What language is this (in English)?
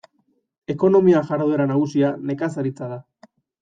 Basque